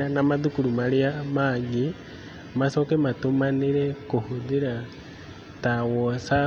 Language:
Kikuyu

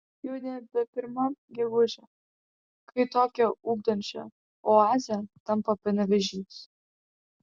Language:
Lithuanian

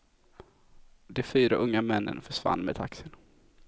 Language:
Swedish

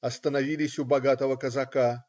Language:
Russian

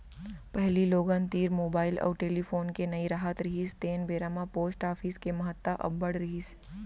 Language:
Chhattisgarhi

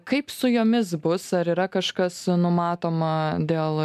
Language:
Lithuanian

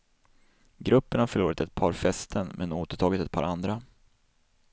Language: Swedish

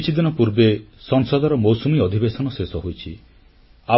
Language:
Odia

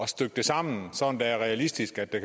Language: Danish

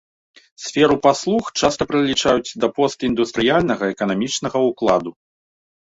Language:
Belarusian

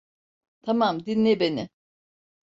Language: Turkish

